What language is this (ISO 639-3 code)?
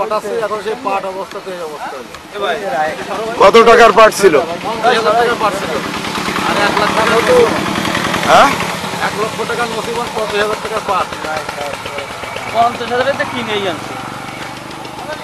ell